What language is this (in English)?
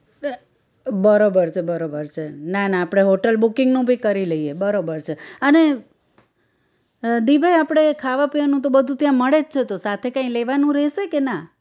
Gujarati